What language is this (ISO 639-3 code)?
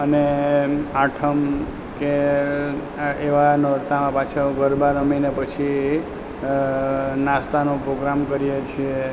guj